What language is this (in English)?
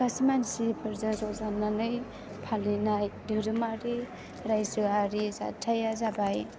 Bodo